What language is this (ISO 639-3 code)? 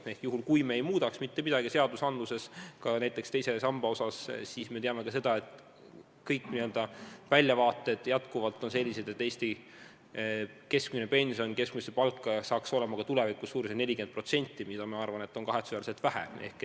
est